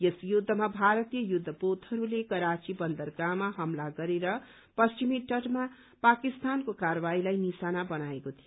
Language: Nepali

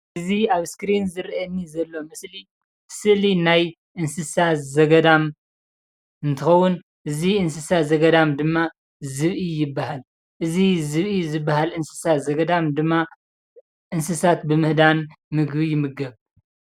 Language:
Tigrinya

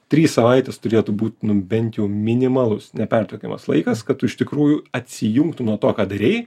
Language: Lithuanian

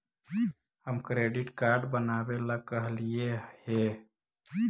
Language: Magahi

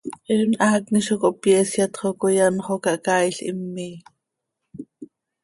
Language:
Seri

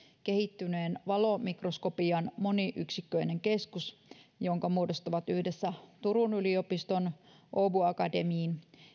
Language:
Finnish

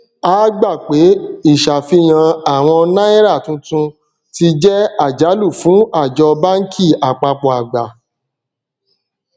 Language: Yoruba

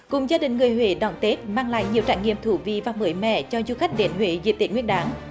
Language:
Vietnamese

